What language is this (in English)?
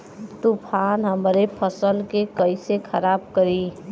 Bhojpuri